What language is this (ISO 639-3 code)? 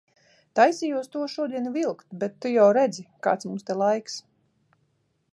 lav